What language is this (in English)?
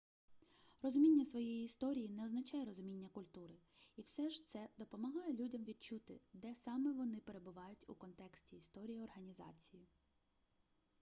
Ukrainian